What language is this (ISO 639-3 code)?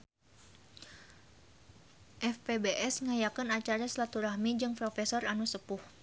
sun